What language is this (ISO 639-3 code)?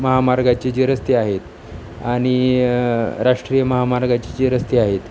mar